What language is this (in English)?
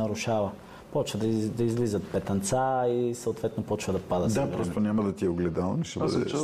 Bulgarian